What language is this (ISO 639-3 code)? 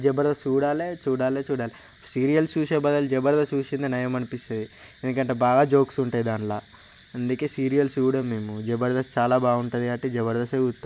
tel